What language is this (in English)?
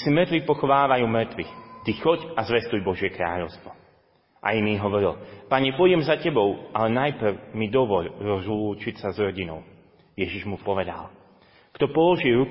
Slovak